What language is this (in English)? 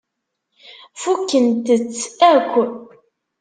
Kabyle